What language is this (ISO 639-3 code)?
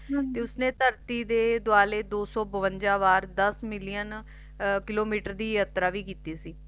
pan